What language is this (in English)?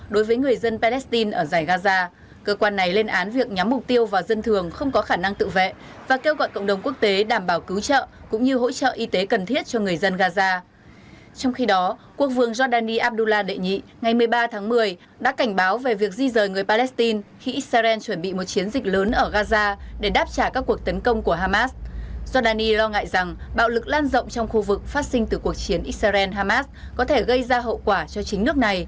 Vietnamese